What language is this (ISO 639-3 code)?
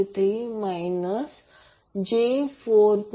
mar